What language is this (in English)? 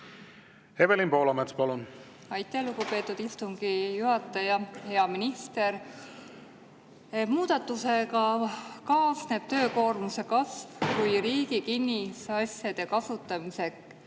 Estonian